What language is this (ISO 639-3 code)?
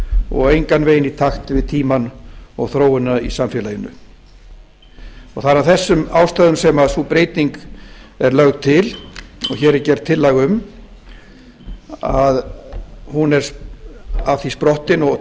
isl